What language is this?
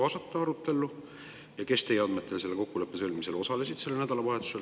Estonian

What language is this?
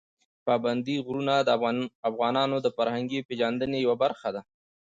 Pashto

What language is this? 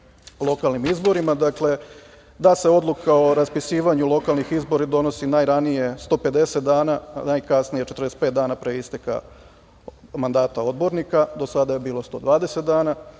Serbian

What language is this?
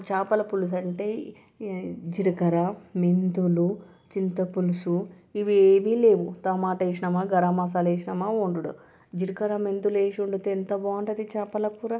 Telugu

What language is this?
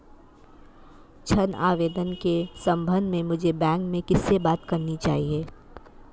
Hindi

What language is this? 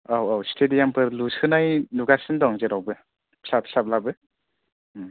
Bodo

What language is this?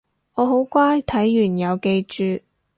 Cantonese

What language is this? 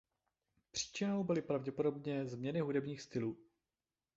Czech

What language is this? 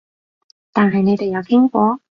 Cantonese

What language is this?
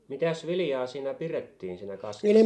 Finnish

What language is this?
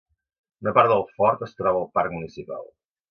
Catalan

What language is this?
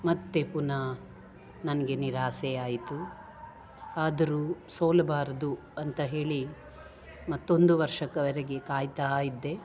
Kannada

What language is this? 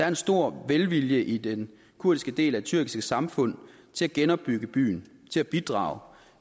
Danish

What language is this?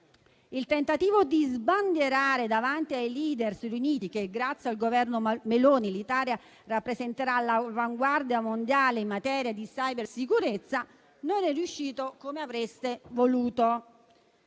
Italian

